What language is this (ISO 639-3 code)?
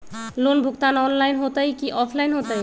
mag